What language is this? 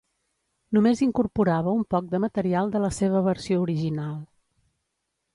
Catalan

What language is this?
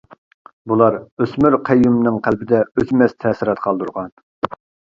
Uyghur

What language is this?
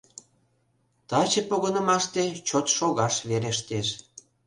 Mari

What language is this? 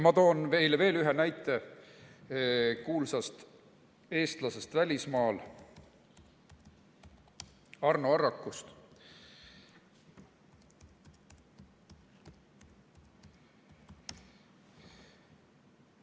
Estonian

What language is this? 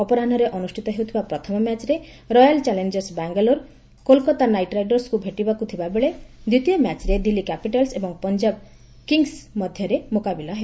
Odia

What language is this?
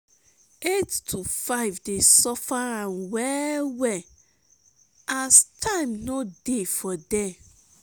Nigerian Pidgin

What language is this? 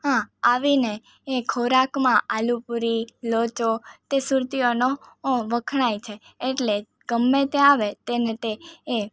Gujarati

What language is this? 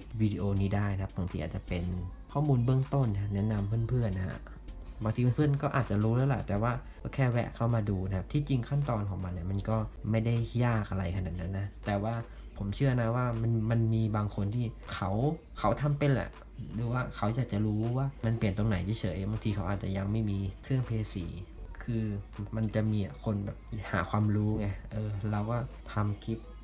Thai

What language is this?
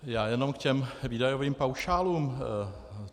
Czech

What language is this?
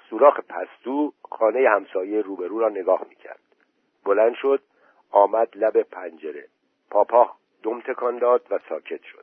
Persian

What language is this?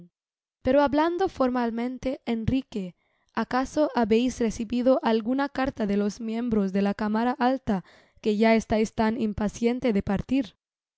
Spanish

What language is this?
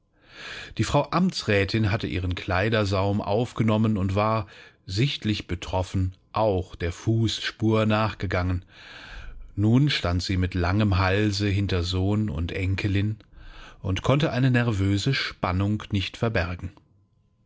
German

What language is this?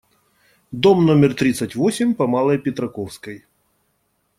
Russian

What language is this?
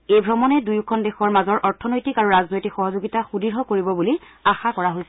Assamese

